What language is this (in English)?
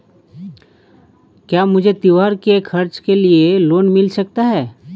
Hindi